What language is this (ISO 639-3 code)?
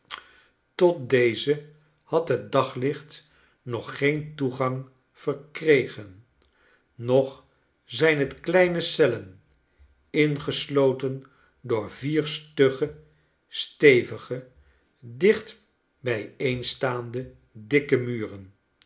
nld